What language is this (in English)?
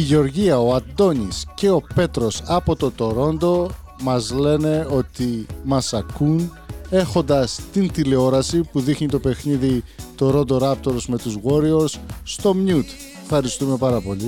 Greek